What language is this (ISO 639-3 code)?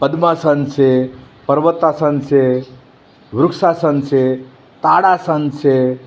guj